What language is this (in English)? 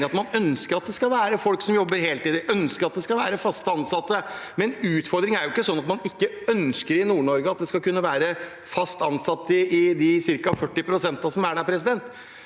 Norwegian